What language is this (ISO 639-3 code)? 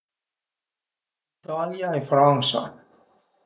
pms